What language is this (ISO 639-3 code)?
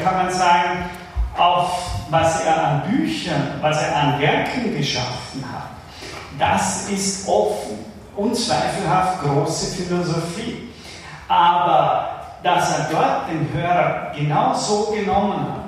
deu